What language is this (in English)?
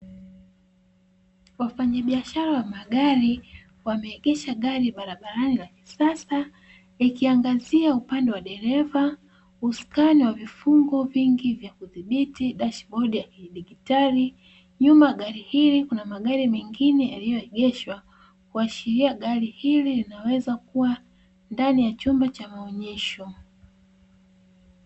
Swahili